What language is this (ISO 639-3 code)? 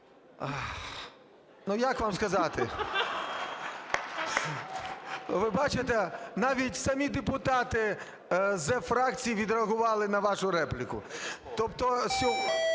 ukr